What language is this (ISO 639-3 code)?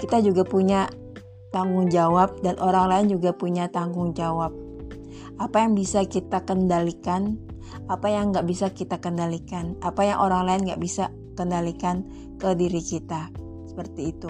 ind